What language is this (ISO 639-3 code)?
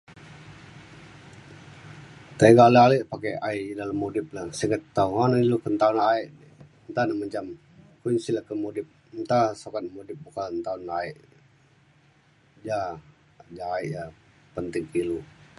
xkl